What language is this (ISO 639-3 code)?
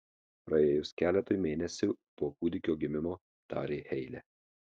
lit